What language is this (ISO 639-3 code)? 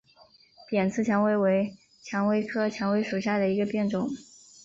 zho